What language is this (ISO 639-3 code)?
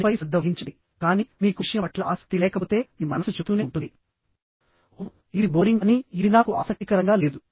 tel